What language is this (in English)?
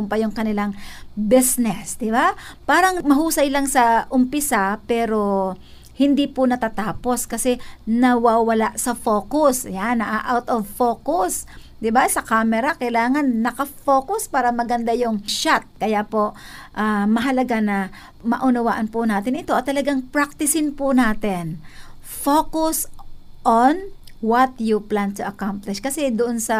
Filipino